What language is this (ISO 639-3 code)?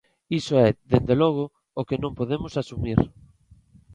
glg